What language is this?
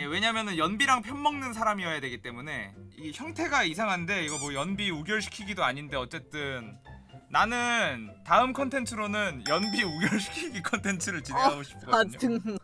Korean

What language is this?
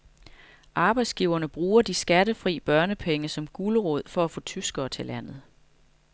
Danish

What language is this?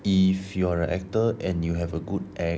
English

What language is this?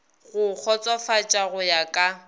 Northern Sotho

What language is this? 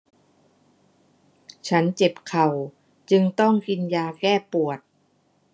Thai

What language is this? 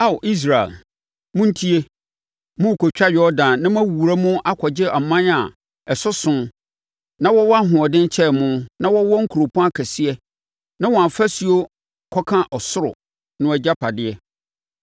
Akan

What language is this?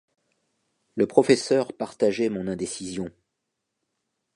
French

